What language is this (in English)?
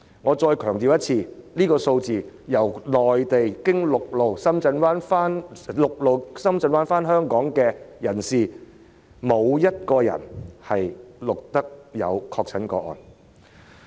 Cantonese